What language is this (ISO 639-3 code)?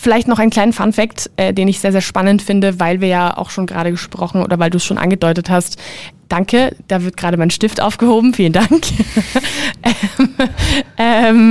deu